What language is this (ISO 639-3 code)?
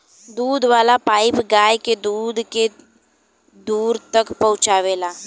bho